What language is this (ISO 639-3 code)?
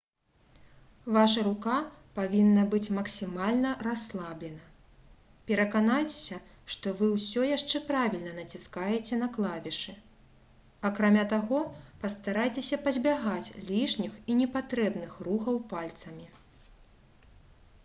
bel